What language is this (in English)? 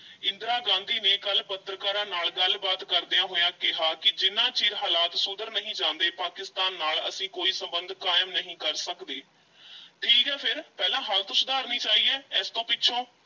Punjabi